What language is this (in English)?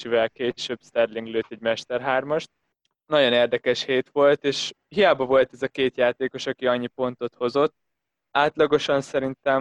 Hungarian